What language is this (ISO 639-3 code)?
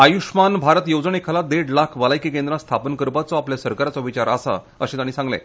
kok